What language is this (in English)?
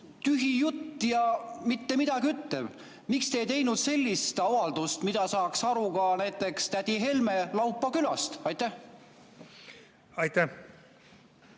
Estonian